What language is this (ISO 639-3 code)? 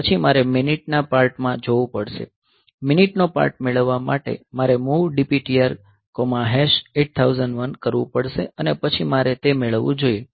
guj